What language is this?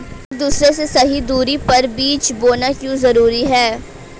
Hindi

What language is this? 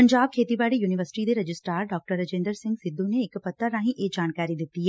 Punjabi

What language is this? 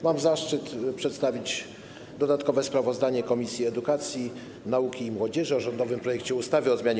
Polish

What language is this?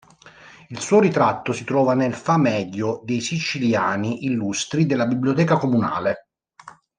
Italian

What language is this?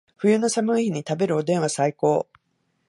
Japanese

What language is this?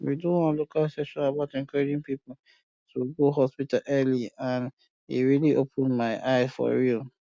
Nigerian Pidgin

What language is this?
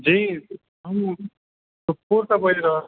Maithili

